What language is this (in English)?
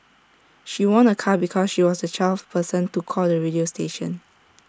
English